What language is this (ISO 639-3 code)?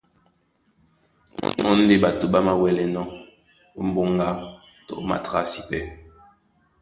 dua